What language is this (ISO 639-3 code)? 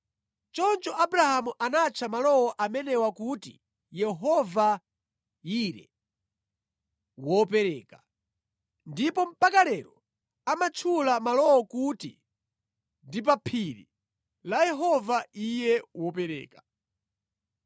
nya